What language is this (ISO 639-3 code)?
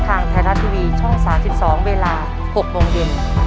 tha